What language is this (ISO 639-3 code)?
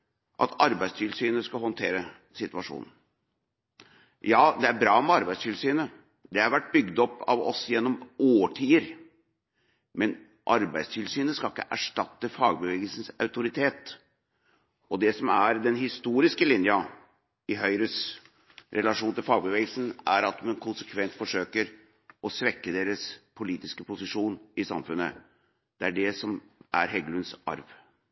nob